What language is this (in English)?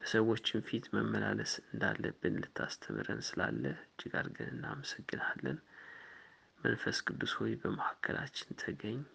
Amharic